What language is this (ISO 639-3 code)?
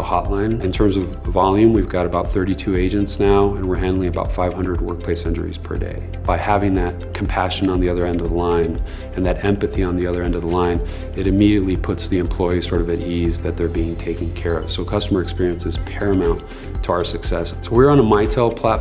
eng